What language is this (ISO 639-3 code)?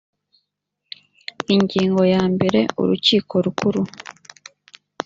kin